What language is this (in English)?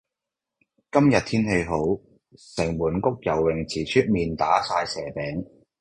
Cantonese